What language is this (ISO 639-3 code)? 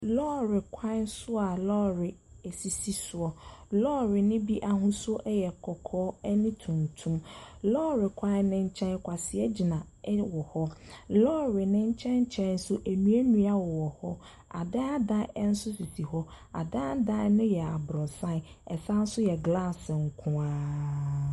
aka